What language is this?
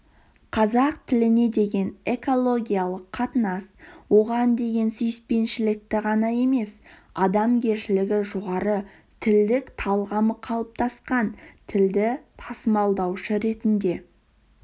Kazakh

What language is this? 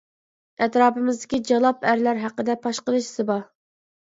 Uyghur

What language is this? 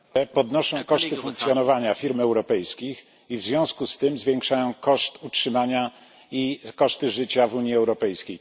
Polish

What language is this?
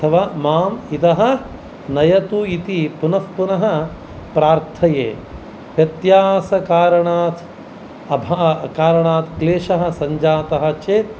Sanskrit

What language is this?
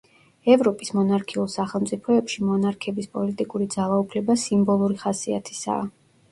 Georgian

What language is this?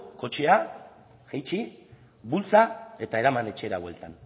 Basque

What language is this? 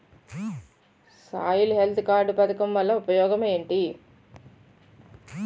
Telugu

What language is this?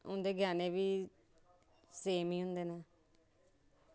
Dogri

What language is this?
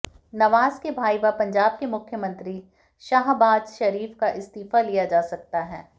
Hindi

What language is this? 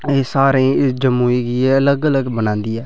Dogri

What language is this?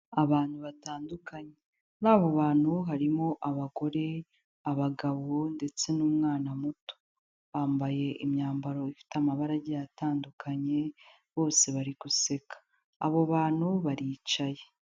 Kinyarwanda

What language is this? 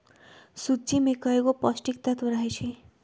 Magahi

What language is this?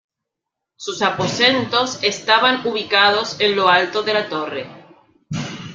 Spanish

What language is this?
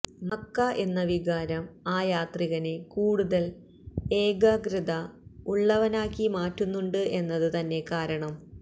Malayalam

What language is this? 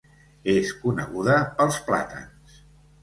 Catalan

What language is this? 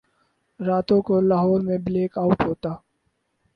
Urdu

